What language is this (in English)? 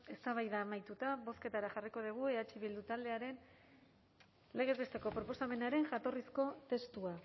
Basque